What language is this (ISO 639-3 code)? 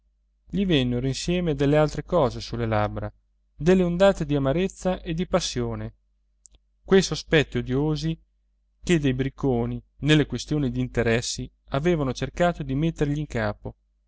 ita